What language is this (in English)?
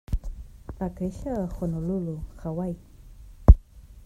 Catalan